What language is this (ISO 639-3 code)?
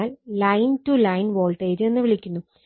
mal